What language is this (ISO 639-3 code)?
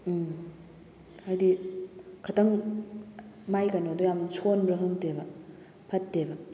mni